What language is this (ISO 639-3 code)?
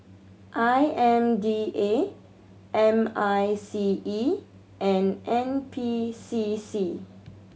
eng